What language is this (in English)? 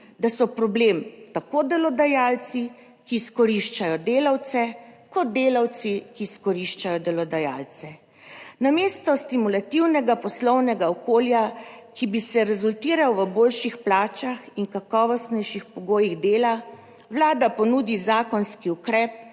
Slovenian